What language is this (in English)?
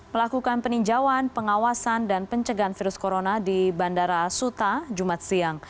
Indonesian